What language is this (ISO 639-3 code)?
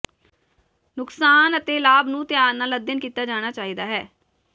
pan